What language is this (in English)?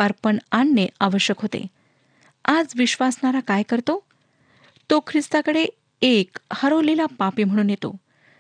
Marathi